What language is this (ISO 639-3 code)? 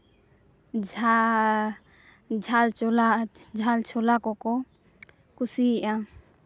sat